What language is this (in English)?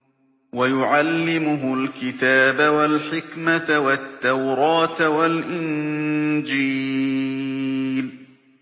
Arabic